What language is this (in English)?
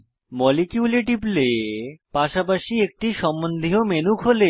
Bangla